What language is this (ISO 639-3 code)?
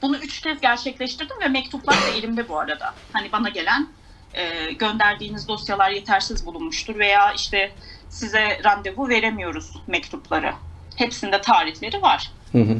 tur